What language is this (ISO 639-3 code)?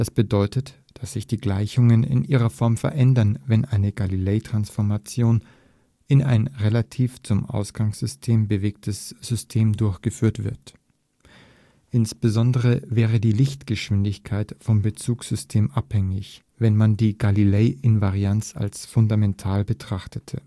deu